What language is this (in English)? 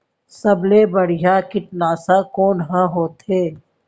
Chhattisgarhi